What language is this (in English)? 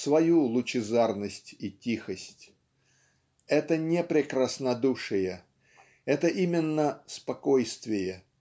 Russian